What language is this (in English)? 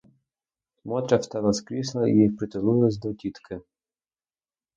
Ukrainian